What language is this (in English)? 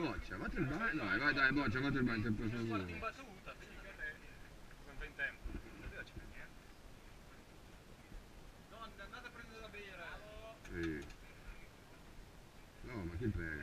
Italian